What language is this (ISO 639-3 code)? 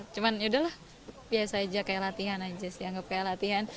ind